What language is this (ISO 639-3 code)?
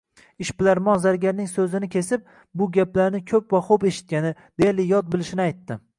uzb